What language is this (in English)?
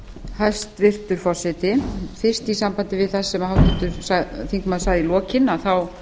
Icelandic